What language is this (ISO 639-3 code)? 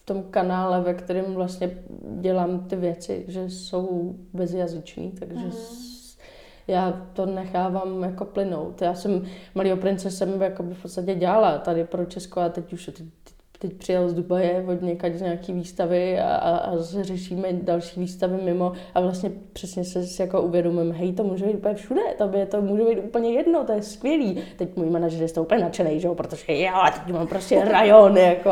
ces